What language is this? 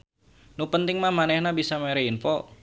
Sundanese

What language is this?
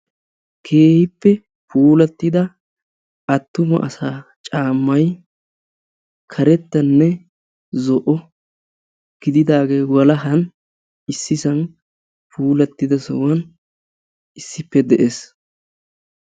Wolaytta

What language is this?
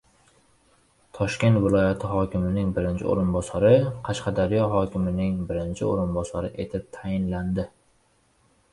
Uzbek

